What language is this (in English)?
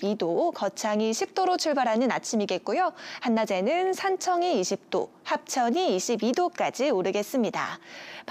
Korean